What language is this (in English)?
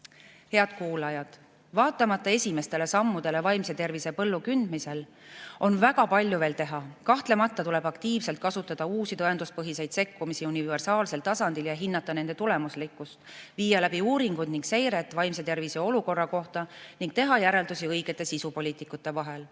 Estonian